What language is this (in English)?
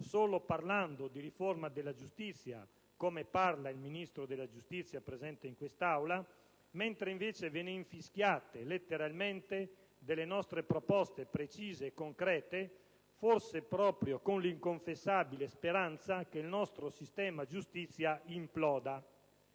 Italian